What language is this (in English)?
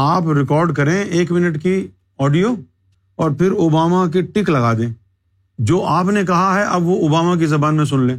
Urdu